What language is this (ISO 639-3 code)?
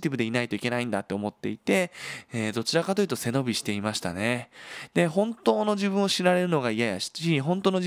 jpn